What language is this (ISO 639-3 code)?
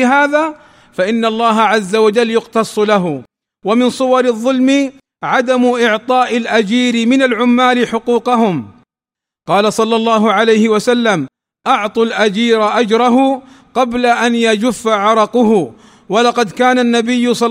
ara